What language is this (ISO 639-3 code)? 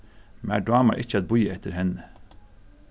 fao